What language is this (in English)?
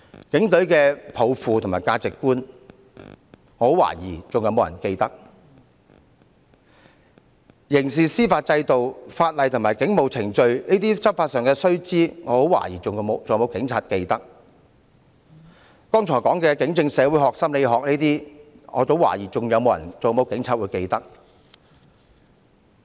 Cantonese